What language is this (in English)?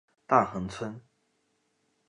Chinese